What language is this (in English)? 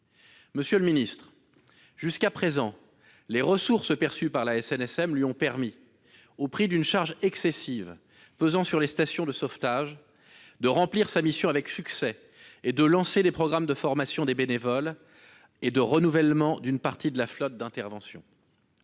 French